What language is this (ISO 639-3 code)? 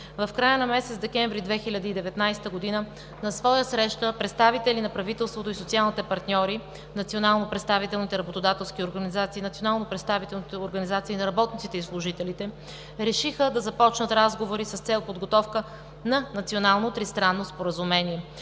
bul